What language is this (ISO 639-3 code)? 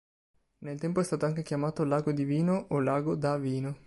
ita